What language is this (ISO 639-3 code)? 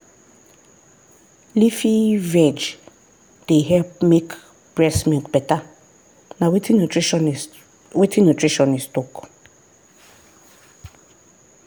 pcm